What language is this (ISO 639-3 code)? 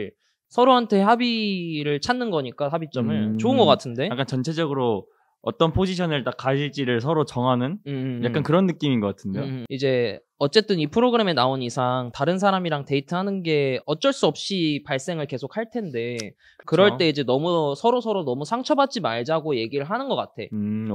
kor